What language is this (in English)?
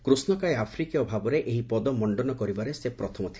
Odia